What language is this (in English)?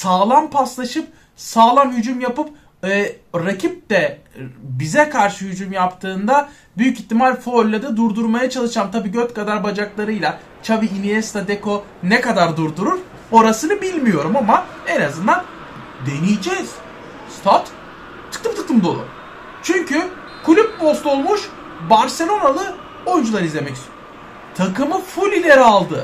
Turkish